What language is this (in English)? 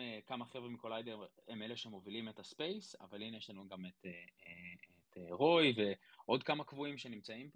Hebrew